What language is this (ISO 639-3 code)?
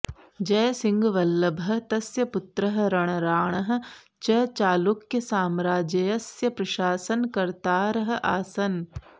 san